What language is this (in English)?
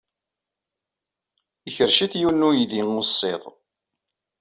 Kabyle